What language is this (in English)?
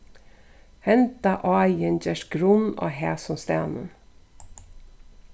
Faroese